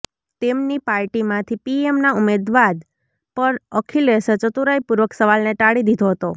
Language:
Gujarati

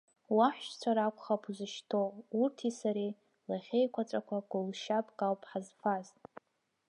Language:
Abkhazian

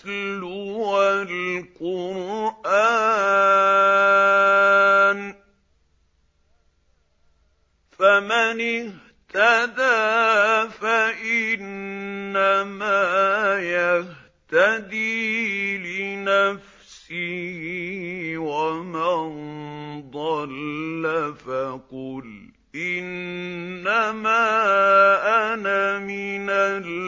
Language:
Arabic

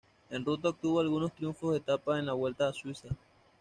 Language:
Spanish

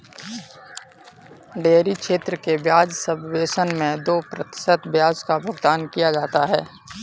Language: Hindi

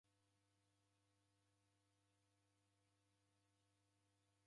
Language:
Taita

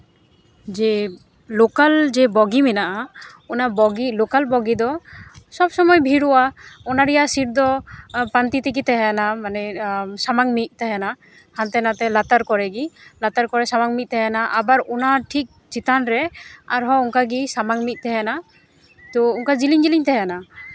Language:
Santali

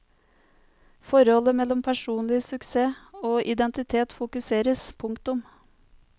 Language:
Norwegian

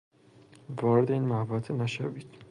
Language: Persian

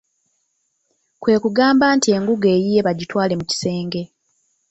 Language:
Ganda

